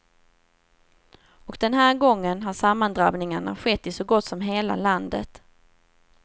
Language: Swedish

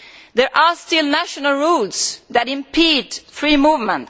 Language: English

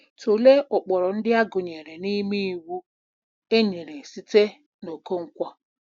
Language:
Igbo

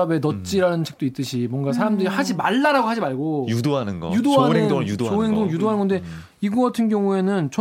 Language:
Korean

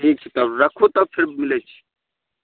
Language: Maithili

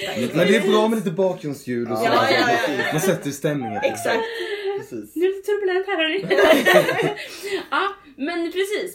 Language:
Swedish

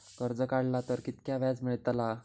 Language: Marathi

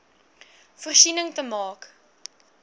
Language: Afrikaans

